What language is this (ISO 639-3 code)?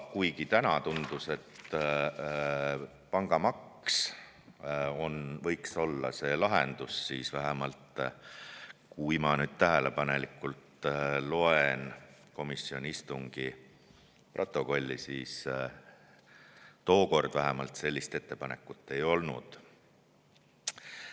est